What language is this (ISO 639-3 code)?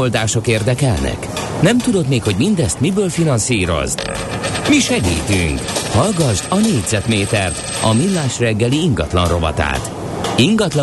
hun